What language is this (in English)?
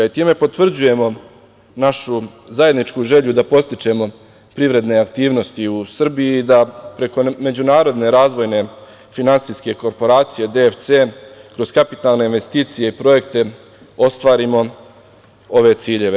Serbian